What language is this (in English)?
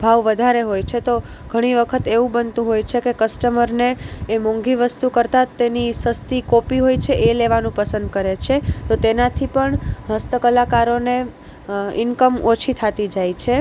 Gujarati